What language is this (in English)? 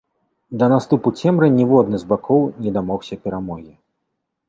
Belarusian